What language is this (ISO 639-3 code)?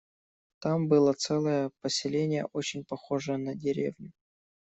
rus